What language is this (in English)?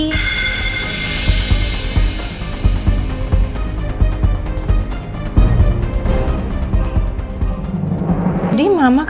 Indonesian